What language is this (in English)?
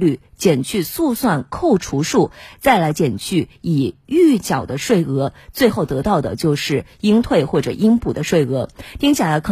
Chinese